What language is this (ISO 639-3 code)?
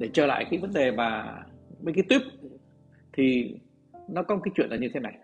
vie